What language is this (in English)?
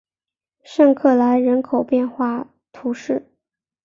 Chinese